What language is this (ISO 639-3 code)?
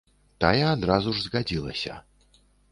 bel